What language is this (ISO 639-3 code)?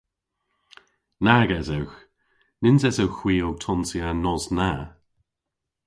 cor